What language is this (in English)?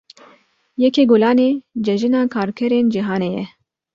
Kurdish